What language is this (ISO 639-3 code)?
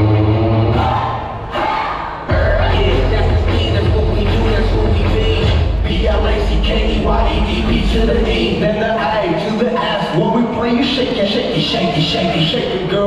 eng